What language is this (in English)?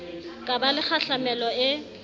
Southern Sotho